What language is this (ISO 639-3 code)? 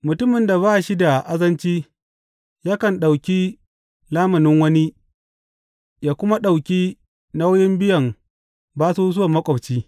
hau